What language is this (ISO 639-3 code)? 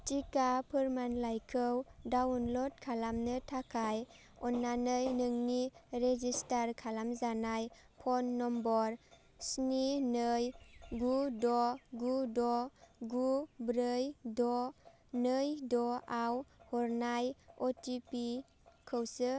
brx